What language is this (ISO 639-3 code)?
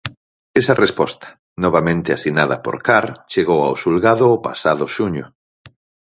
glg